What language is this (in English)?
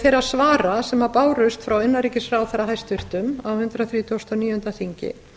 Icelandic